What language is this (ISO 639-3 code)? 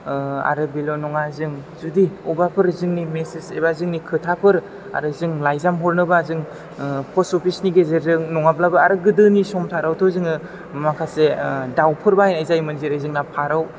brx